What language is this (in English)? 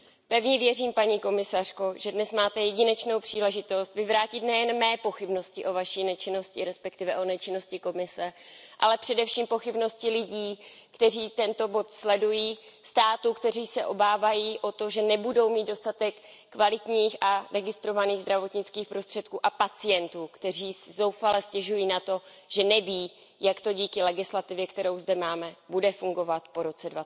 Czech